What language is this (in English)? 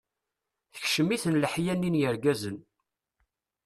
Kabyle